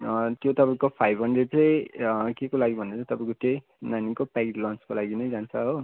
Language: Nepali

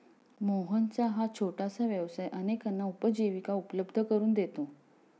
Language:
Marathi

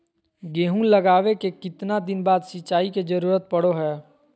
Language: Magahi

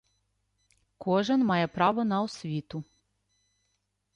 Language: Ukrainian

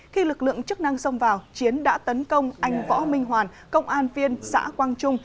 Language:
Vietnamese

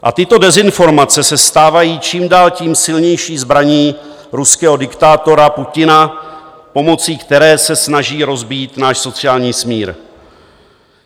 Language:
Czech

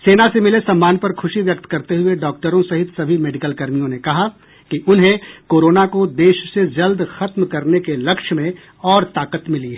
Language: Hindi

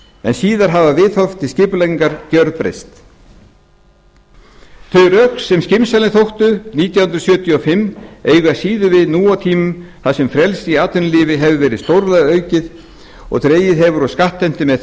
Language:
Icelandic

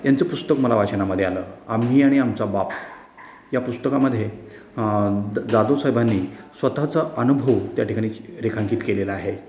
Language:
Marathi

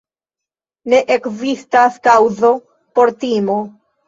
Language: Esperanto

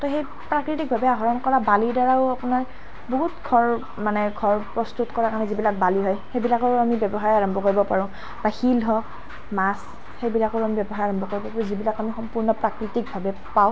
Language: Assamese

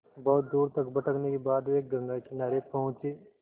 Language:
Hindi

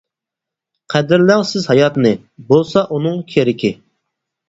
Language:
Uyghur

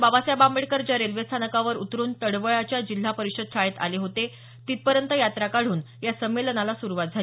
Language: Marathi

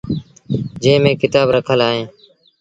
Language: Sindhi Bhil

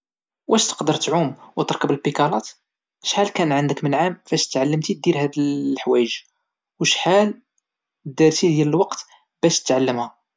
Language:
Moroccan Arabic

